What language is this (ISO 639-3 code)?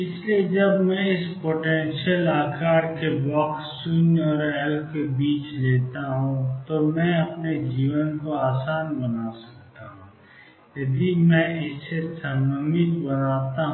hin